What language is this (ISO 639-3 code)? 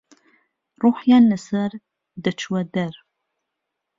ckb